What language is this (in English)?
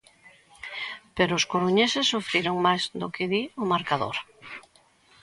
Galician